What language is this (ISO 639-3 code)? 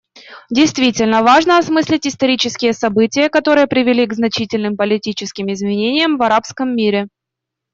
rus